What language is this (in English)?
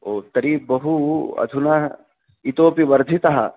Sanskrit